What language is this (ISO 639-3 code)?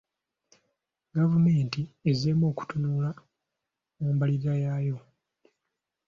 lug